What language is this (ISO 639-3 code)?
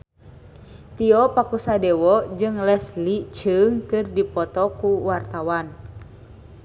sun